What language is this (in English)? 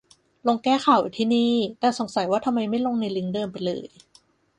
Thai